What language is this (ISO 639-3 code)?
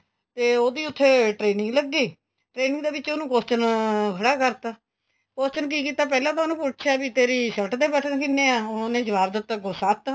pan